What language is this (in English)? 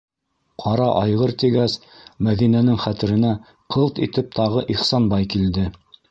Bashkir